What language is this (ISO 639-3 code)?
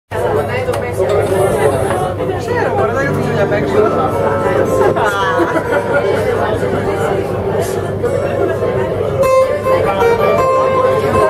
ell